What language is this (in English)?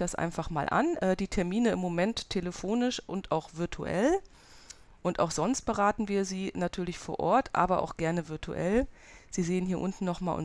German